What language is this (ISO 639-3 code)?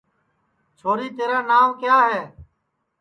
ssi